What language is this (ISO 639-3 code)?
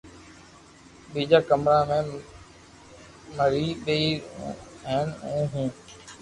lrk